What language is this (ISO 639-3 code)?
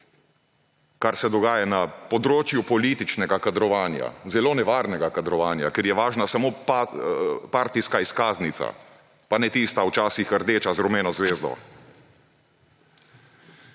slv